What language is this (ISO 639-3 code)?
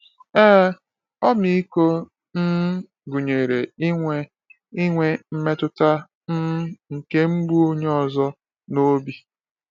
ibo